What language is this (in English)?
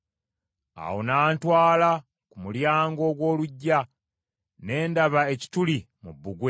Ganda